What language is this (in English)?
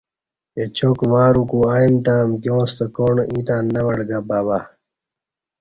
Kati